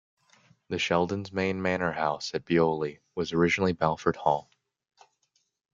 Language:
English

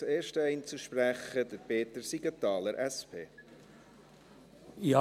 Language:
Swiss German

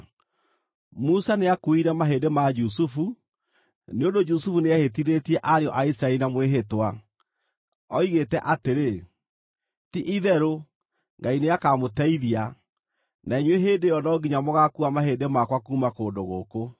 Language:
Kikuyu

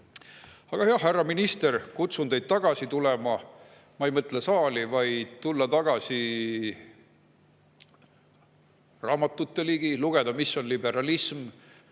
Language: Estonian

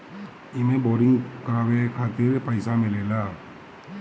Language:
Bhojpuri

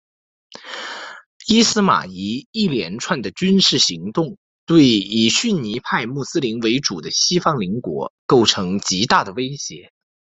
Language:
Chinese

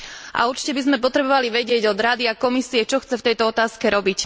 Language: Slovak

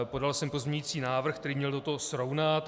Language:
Czech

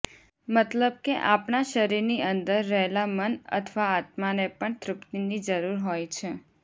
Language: Gujarati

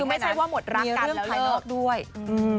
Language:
Thai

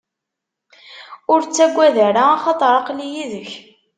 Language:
Kabyle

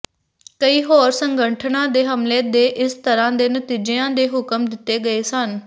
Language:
Punjabi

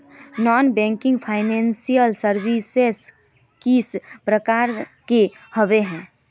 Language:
Magahi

